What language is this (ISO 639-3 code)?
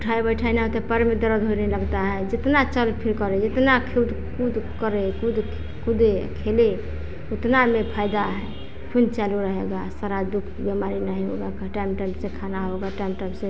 hin